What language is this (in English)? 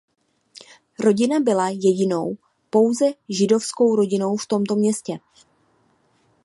Czech